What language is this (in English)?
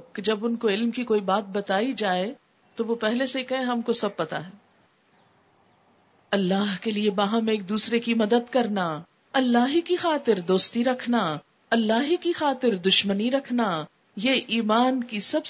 Urdu